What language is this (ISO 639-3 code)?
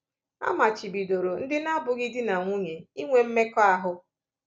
ibo